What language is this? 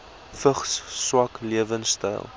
Afrikaans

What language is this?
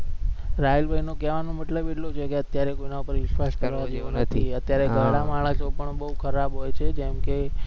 Gujarati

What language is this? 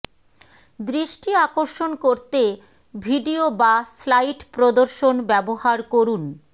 Bangla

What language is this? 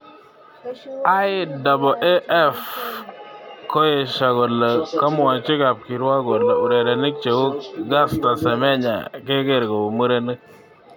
Kalenjin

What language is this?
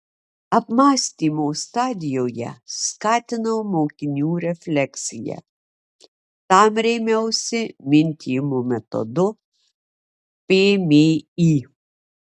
Lithuanian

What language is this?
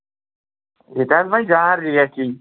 Kashmiri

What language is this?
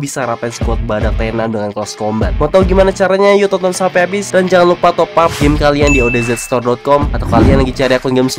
Indonesian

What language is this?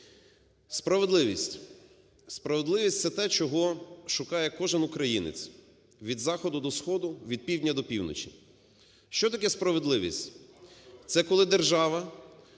Ukrainian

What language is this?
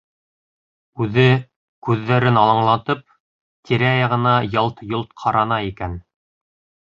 Bashkir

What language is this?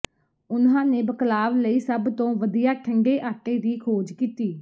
Punjabi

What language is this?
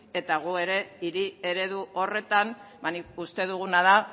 Basque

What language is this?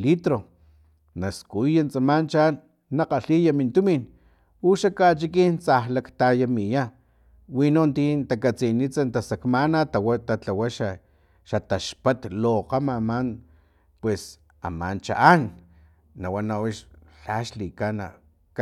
Filomena Mata-Coahuitlán Totonac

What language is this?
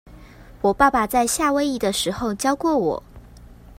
Chinese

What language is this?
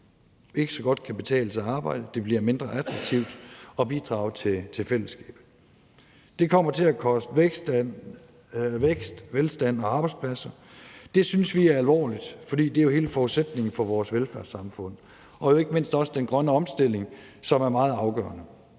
Danish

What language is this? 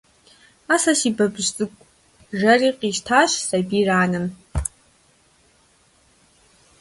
Kabardian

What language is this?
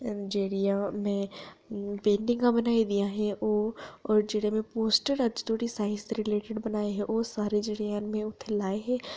Dogri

